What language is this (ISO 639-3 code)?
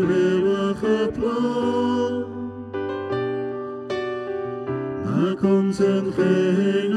nld